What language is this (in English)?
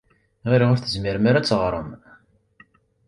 Kabyle